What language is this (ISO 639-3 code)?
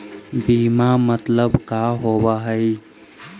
mag